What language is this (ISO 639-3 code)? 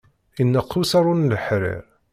kab